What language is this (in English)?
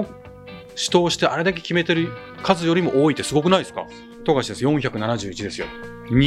Japanese